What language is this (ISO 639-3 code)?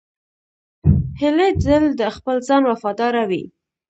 pus